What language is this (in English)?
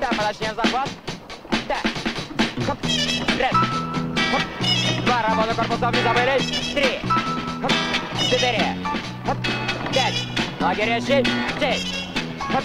Russian